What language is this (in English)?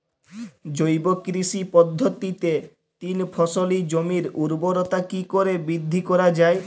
Bangla